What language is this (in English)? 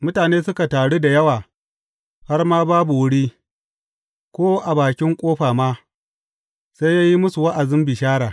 Hausa